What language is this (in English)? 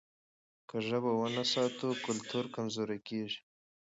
Pashto